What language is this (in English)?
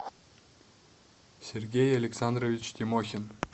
Russian